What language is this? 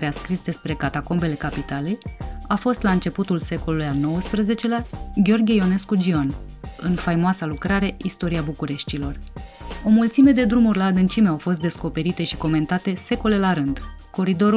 Romanian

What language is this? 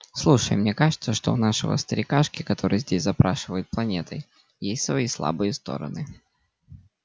Russian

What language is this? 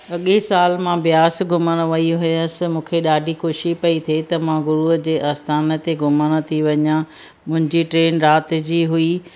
Sindhi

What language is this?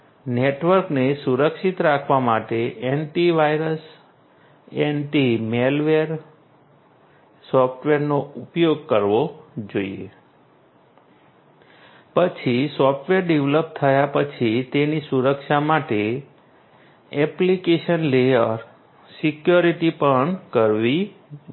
Gujarati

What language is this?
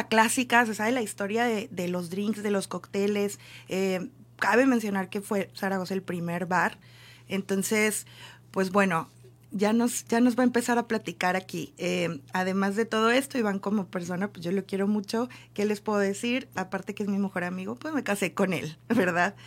Spanish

